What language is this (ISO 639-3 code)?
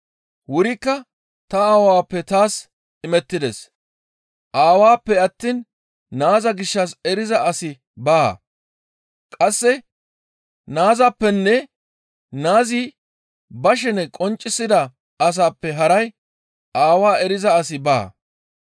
gmv